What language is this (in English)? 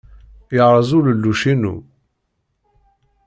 Kabyle